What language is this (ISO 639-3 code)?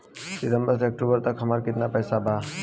bho